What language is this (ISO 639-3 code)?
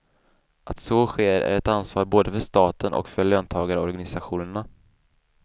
swe